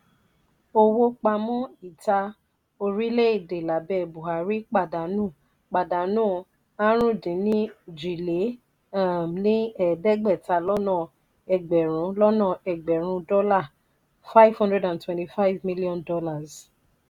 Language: Yoruba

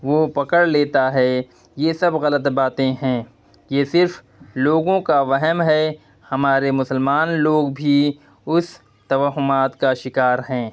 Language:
Urdu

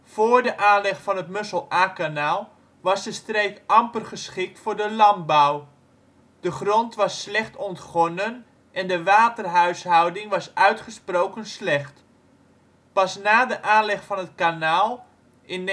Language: Dutch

